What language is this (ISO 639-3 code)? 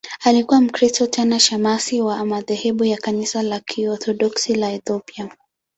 swa